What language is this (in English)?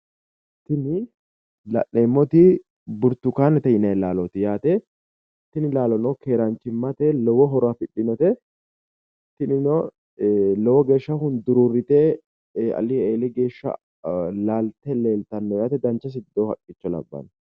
Sidamo